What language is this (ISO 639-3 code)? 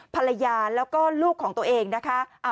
tha